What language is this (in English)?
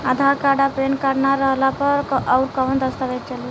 Bhojpuri